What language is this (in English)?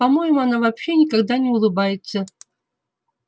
Russian